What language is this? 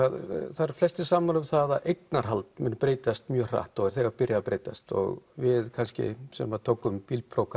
Icelandic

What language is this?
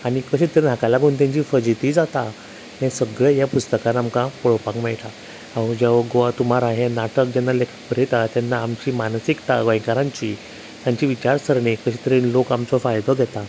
Konkani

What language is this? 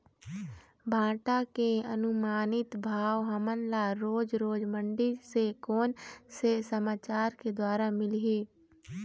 Chhattisgarhi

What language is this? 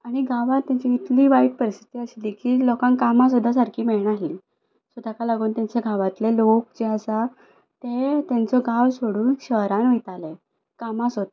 Konkani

